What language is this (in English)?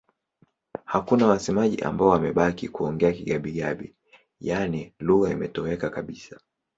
Swahili